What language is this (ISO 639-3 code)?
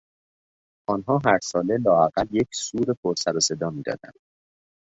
fas